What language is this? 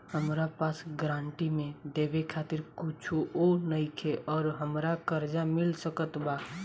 Bhojpuri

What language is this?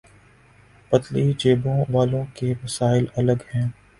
Urdu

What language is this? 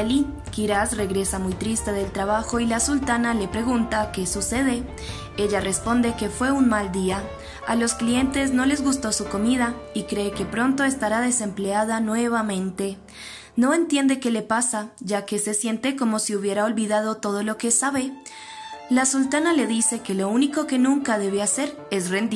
Spanish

